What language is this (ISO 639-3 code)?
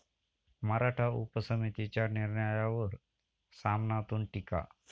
mar